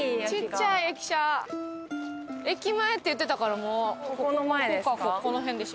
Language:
Japanese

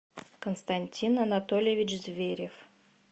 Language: Russian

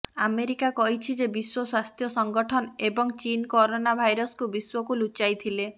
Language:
Odia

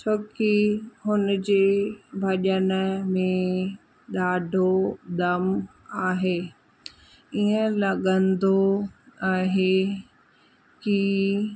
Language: Sindhi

